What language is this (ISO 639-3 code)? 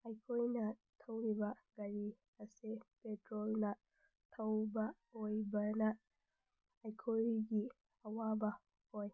mni